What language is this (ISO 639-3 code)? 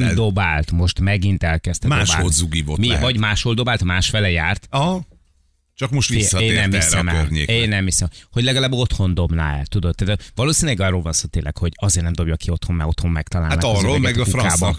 hun